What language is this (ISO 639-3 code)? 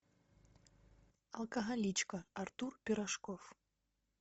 rus